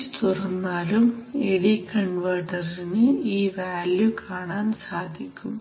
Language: Malayalam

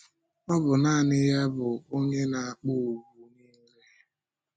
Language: Igbo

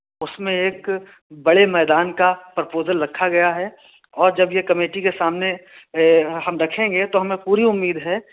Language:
Urdu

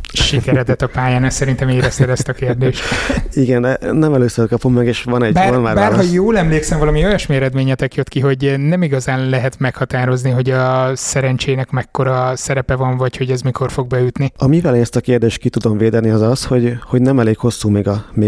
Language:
Hungarian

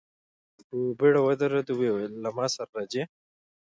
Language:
Pashto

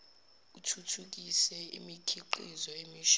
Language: Zulu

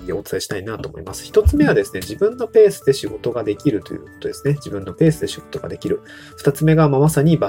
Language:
Japanese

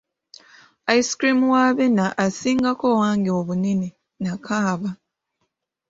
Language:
Ganda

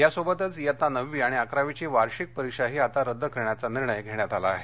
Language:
Marathi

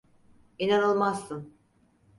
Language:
Turkish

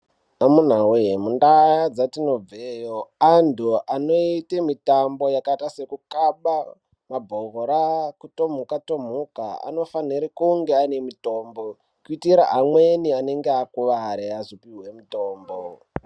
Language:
Ndau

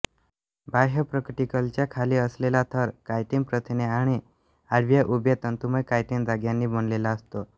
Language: Marathi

